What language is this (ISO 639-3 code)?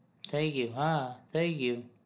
guj